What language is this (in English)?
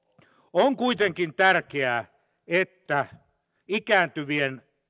Finnish